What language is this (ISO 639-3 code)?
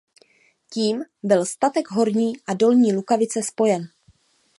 ces